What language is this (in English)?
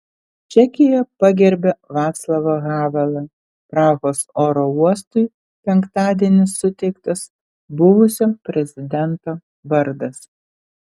Lithuanian